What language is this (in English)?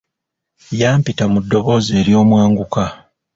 Ganda